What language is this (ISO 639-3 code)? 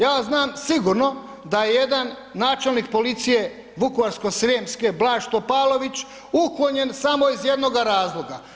hrv